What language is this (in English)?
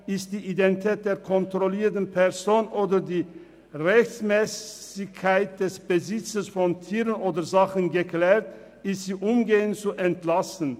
Swiss German